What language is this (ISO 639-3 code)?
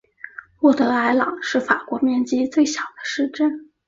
zho